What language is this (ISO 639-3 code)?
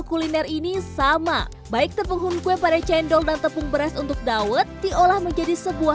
ind